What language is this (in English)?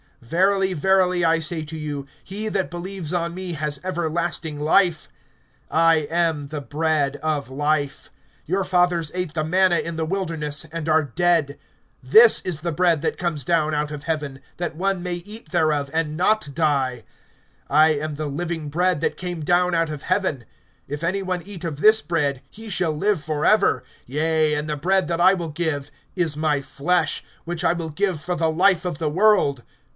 English